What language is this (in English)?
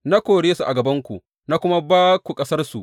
Hausa